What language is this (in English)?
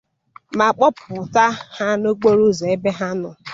Igbo